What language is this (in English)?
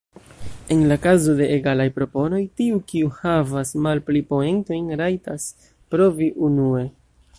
Esperanto